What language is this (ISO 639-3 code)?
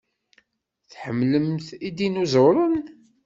kab